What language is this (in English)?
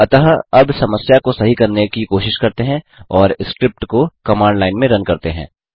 Hindi